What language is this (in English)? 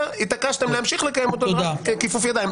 Hebrew